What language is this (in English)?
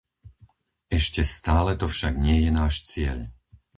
Slovak